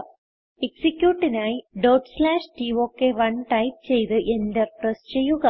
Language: Malayalam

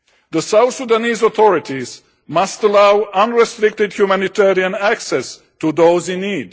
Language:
English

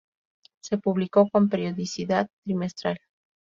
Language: Spanish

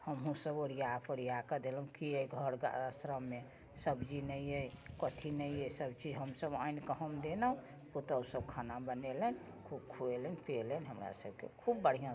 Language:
Maithili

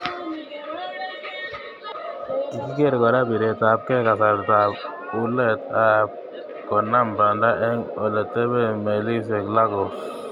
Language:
Kalenjin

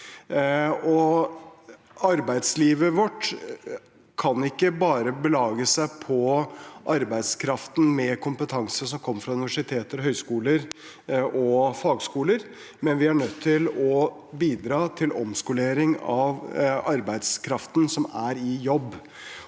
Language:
Norwegian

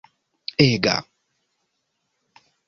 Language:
Esperanto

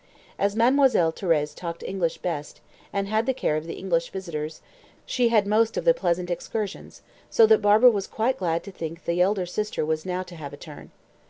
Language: English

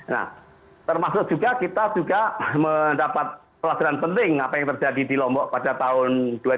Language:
Indonesian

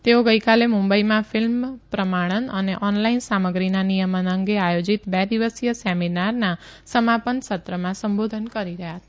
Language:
Gujarati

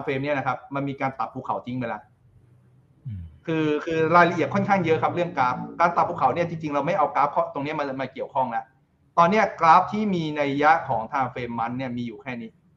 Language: Thai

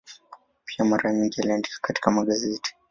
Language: Swahili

